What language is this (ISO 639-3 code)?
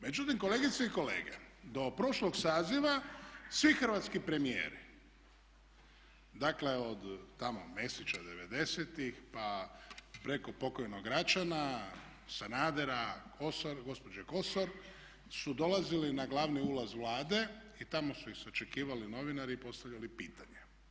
hrv